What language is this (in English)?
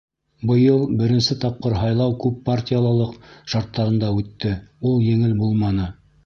Bashkir